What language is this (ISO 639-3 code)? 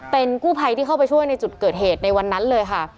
tha